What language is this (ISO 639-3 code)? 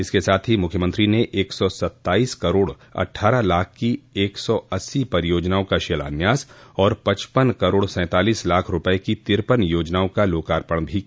hin